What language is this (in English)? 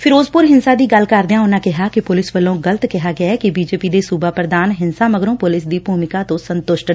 Punjabi